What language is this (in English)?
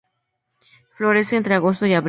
Spanish